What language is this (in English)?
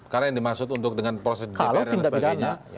Indonesian